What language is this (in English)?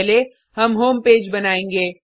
Hindi